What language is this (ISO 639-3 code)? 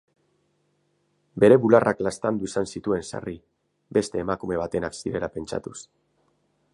eus